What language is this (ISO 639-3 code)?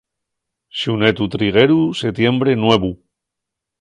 ast